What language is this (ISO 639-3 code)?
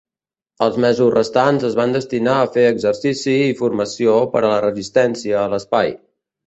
cat